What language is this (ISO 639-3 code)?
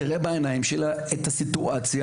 heb